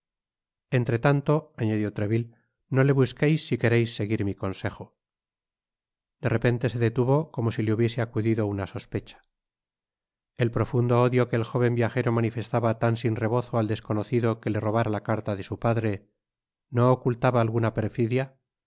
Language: Spanish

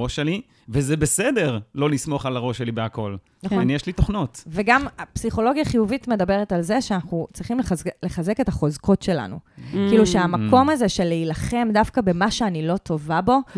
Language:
Hebrew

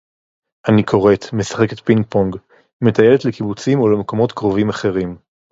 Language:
Hebrew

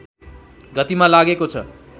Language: Nepali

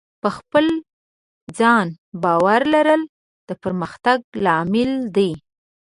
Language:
Pashto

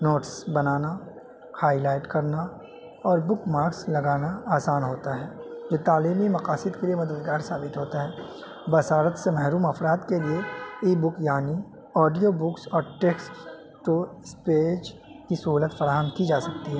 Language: Urdu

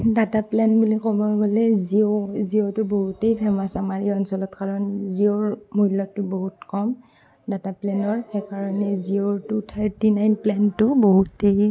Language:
Assamese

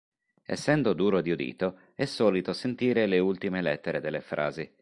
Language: Italian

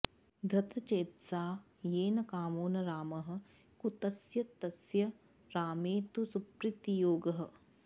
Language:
Sanskrit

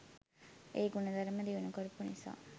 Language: Sinhala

